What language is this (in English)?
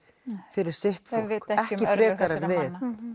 Icelandic